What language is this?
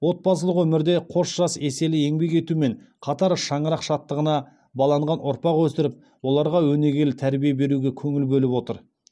Kazakh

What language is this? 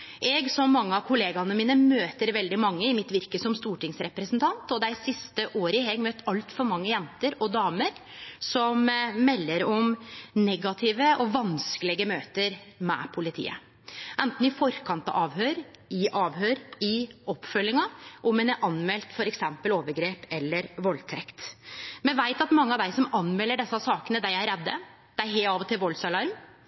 Norwegian Nynorsk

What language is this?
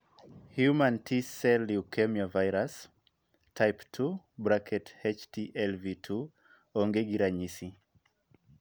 Luo (Kenya and Tanzania)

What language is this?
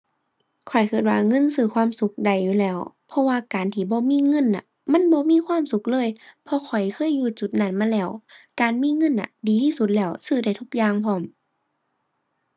Thai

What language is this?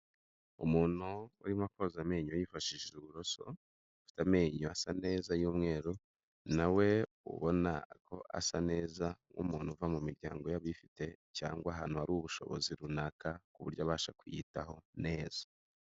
Kinyarwanda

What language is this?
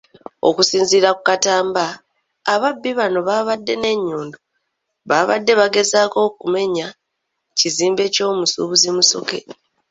Ganda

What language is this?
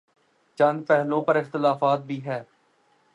Urdu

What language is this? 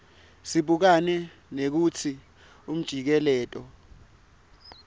Swati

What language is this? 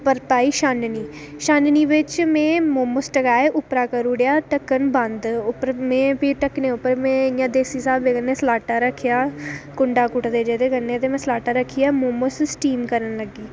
Dogri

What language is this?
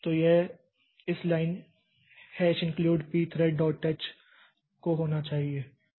Hindi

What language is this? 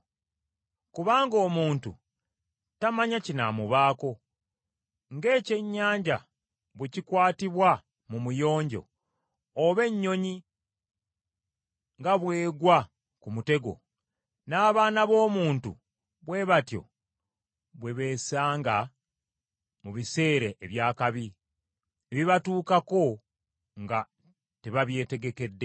Ganda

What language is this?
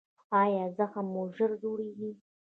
Pashto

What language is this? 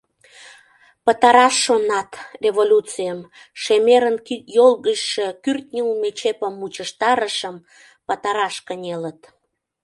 Mari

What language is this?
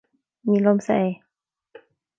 Irish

